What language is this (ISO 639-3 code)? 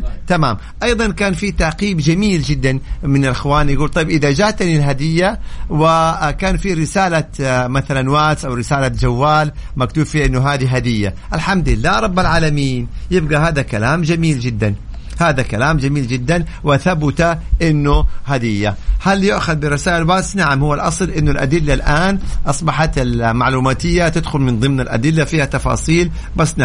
ara